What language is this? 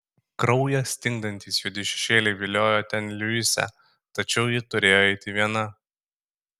Lithuanian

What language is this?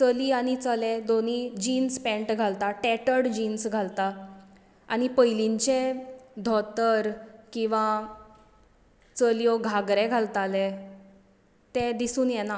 Konkani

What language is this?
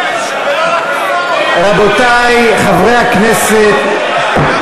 Hebrew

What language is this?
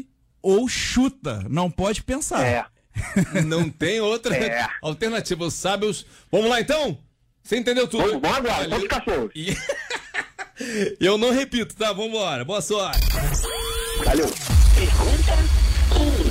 Portuguese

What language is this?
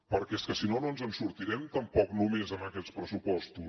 Catalan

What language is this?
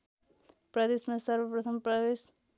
Nepali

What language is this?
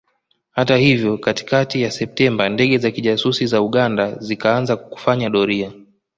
Swahili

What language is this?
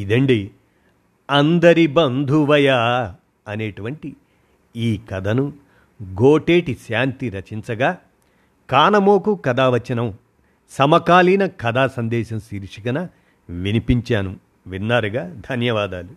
Telugu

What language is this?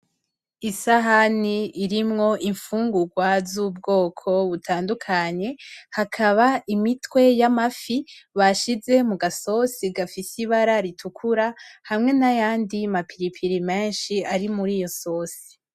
Rundi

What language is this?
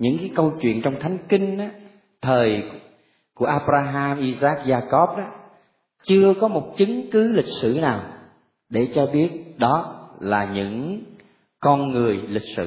Vietnamese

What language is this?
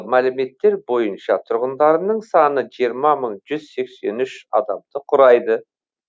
Kazakh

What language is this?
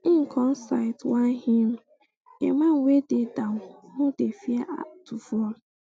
Nigerian Pidgin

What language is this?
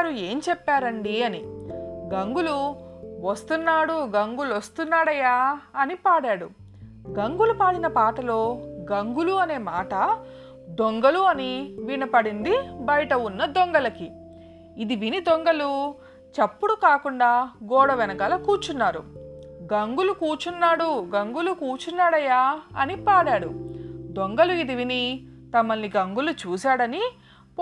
Telugu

